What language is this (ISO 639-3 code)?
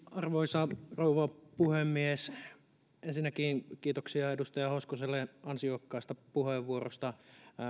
fin